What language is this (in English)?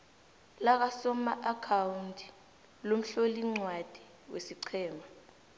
South Ndebele